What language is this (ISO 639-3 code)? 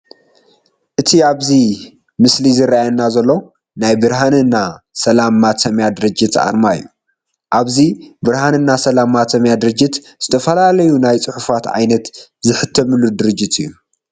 tir